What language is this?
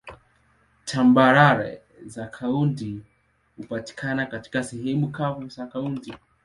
Swahili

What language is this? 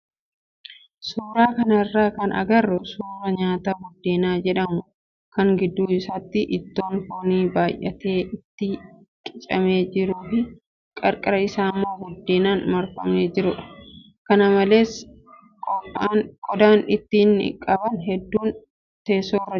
Oromo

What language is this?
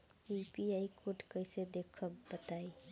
Bhojpuri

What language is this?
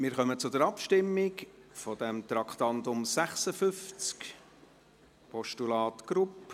Swiss German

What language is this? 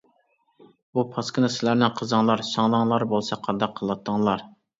Uyghur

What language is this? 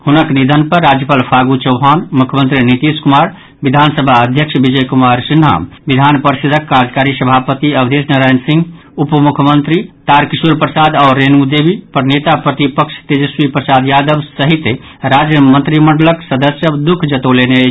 Maithili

